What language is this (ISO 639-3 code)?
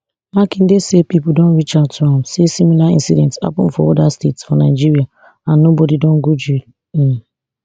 pcm